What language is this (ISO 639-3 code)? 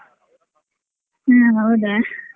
kan